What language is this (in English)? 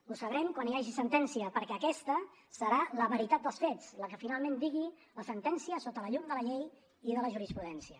Catalan